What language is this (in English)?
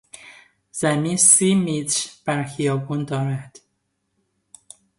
Persian